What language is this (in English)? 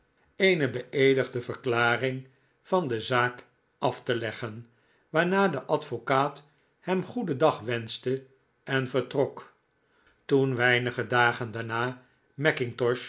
Dutch